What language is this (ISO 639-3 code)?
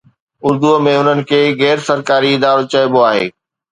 snd